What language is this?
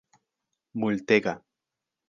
Esperanto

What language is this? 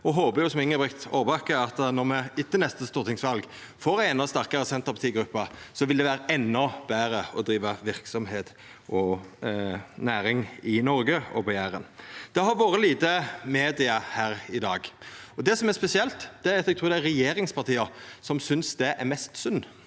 Norwegian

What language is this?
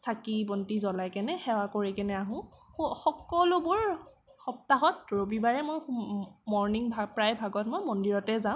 Assamese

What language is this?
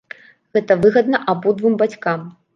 Belarusian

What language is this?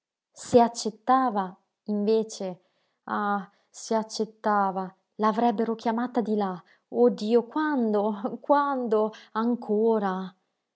Italian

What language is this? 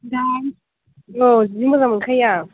Bodo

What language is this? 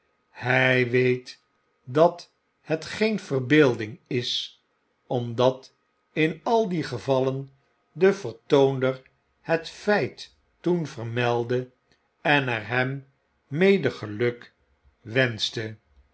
Dutch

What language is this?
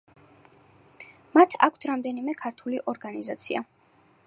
Georgian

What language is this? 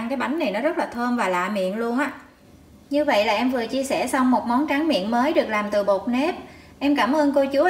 Vietnamese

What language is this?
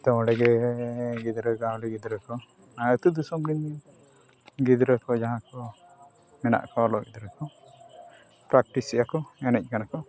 Santali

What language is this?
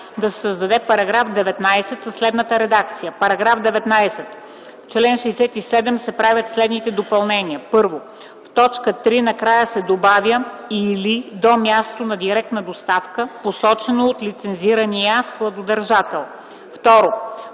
Bulgarian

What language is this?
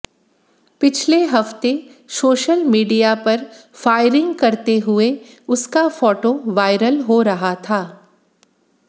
Hindi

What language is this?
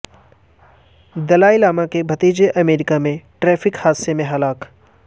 Urdu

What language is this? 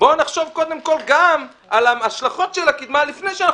Hebrew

